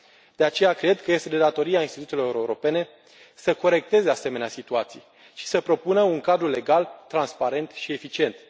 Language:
Romanian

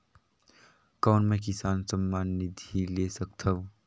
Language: Chhattisgarhi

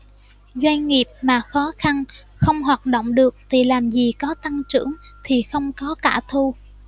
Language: Vietnamese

